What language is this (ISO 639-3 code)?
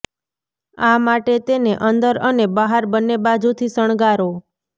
guj